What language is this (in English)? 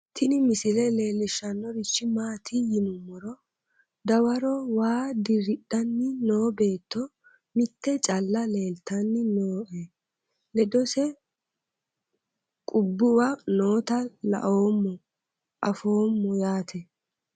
Sidamo